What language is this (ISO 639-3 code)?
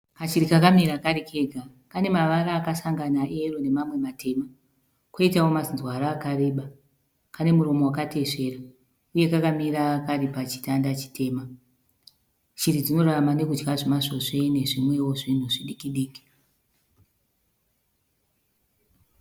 sna